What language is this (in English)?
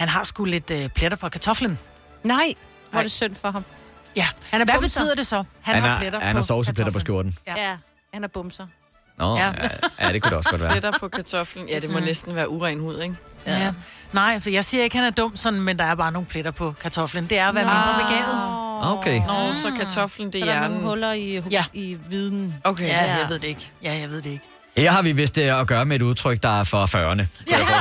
Danish